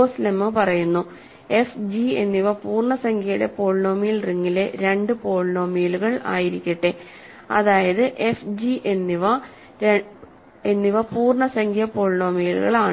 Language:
Malayalam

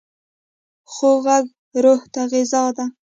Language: Pashto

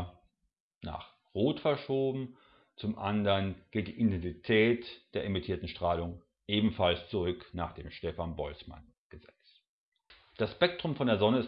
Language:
German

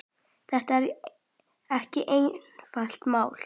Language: Icelandic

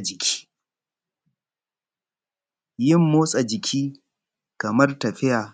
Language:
Hausa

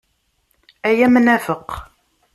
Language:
Kabyle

